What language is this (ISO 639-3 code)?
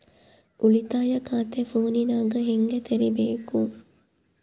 kan